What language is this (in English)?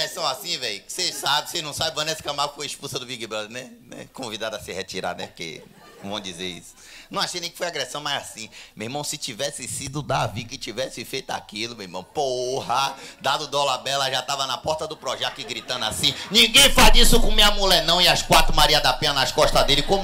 Portuguese